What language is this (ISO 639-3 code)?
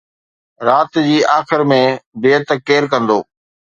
snd